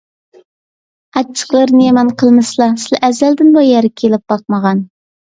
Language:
Uyghur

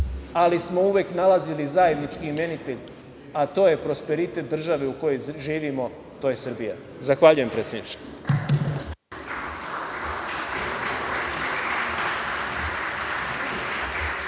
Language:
Serbian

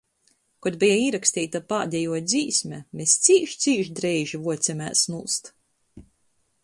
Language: Latgalian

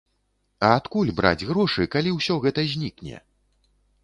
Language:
Belarusian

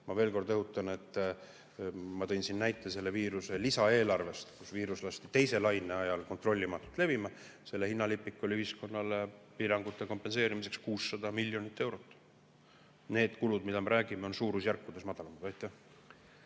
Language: Estonian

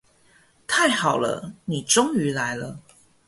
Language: Chinese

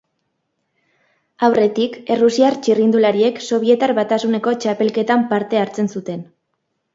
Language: Basque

